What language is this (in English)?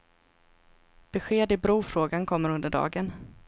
Swedish